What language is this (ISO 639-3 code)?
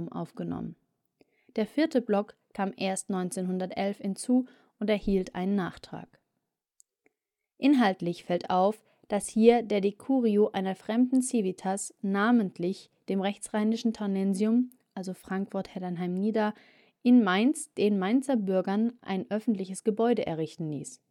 deu